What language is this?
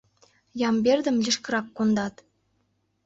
Mari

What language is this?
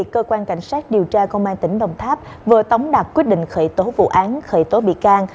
Vietnamese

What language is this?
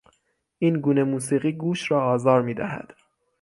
Persian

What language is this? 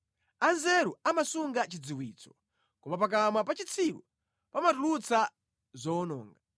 Nyanja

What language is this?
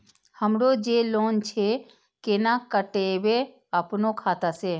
Maithili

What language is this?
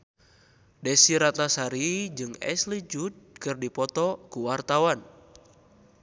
Sundanese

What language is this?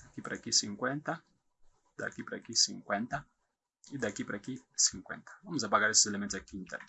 Portuguese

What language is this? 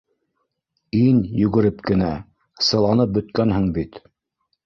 Bashkir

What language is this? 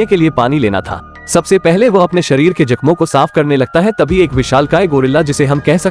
Hindi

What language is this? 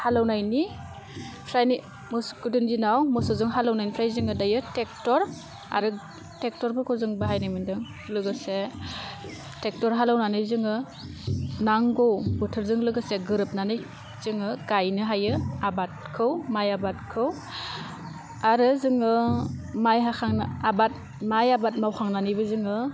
Bodo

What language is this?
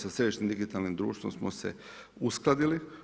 Croatian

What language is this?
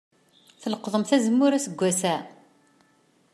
Kabyle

